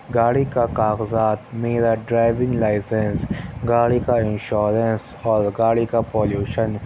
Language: Urdu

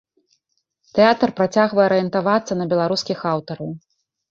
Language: Belarusian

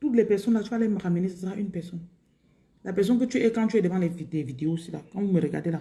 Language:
French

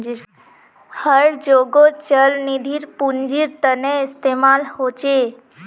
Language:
Magahi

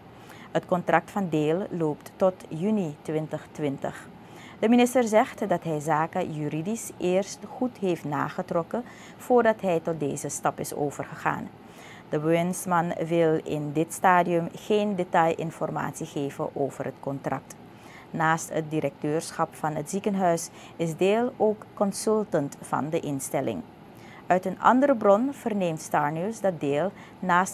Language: Dutch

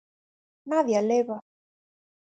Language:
Galician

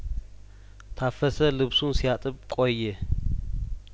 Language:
Amharic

